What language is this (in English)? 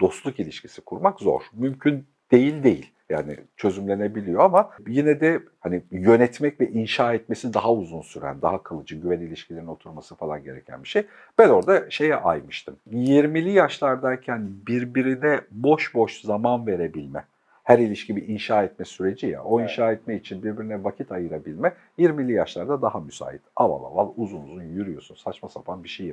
Turkish